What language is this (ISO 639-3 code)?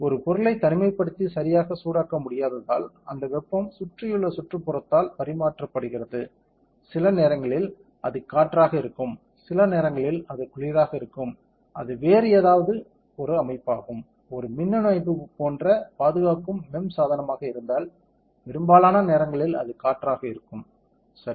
tam